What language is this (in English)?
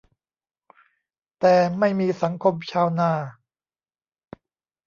Thai